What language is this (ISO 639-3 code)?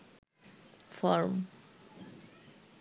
ben